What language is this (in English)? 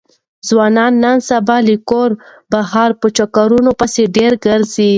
Pashto